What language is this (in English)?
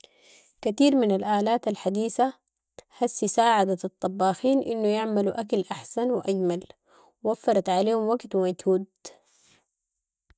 Sudanese Arabic